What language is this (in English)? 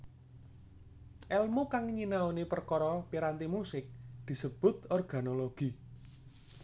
Javanese